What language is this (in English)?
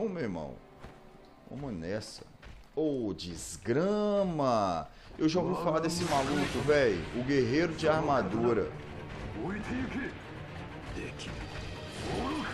Portuguese